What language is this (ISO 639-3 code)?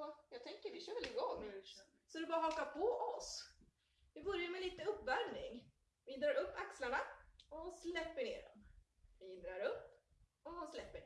swe